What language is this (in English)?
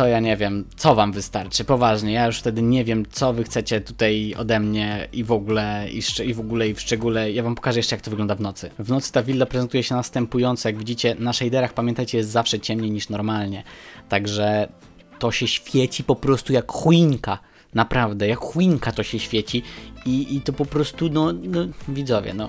Polish